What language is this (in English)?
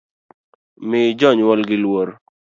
Luo (Kenya and Tanzania)